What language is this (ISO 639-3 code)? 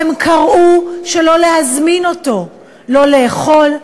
heb